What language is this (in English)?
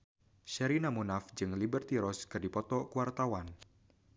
Sundanese